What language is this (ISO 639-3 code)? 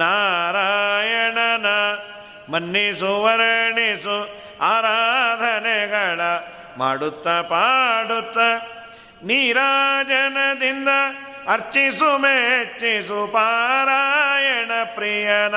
kan